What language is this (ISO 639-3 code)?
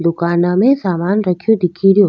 raj